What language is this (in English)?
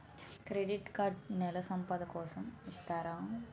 Telugu